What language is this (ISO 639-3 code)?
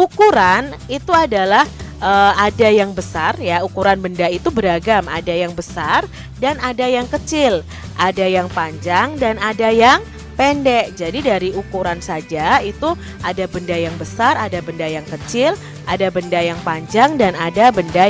ind